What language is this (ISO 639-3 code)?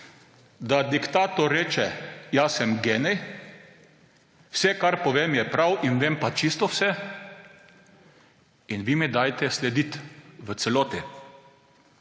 slv